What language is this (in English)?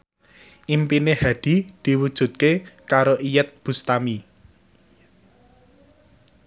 Javanese